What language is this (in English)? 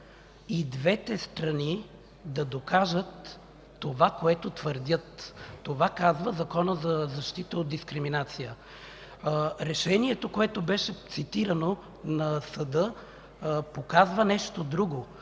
Bulgarian